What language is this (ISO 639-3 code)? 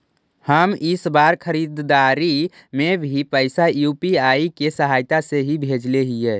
mag